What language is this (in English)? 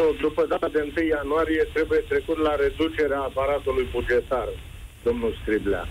Romanian